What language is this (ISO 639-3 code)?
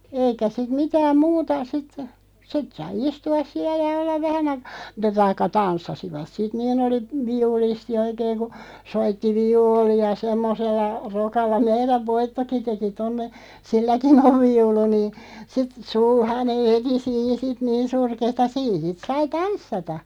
fin